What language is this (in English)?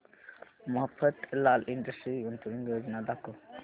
Marathi